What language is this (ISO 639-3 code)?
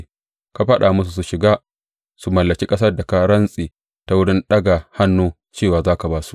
hau